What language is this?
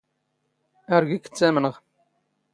Standard Moroccan Tamazight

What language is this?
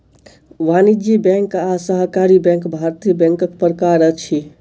Maithili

